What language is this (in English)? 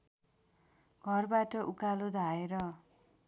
Nepali